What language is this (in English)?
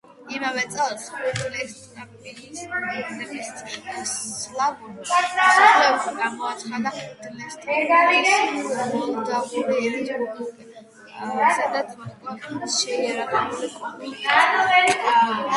Georgian